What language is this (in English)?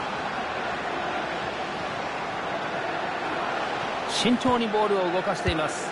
Japanese